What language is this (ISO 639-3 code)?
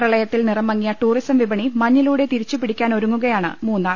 mal